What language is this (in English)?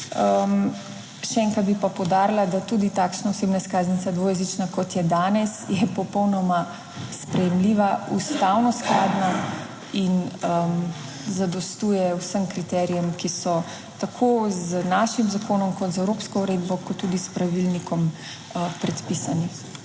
Slovenian